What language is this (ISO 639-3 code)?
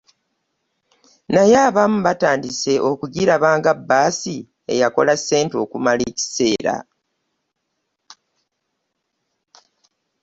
lug